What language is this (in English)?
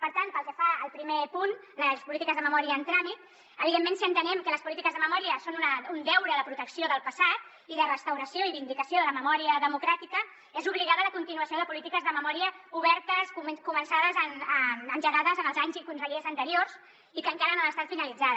Catalan